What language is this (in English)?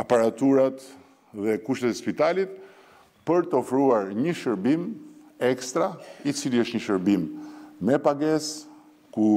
Romanian